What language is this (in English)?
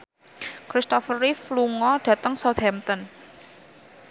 Javanese